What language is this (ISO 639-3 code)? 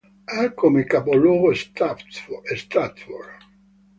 ita